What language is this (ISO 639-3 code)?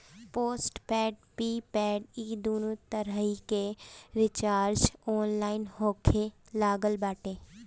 bho